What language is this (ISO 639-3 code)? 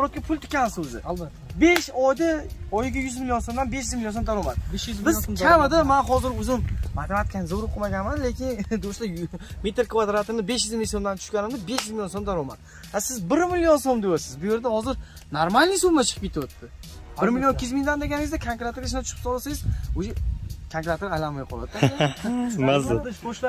tur